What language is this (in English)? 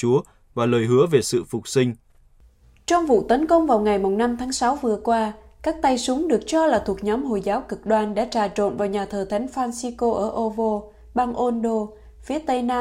Vietnamese